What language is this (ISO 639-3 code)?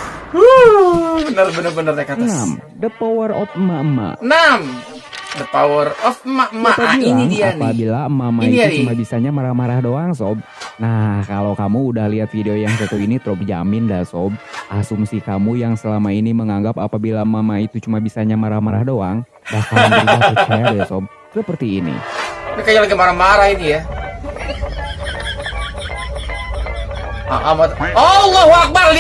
ind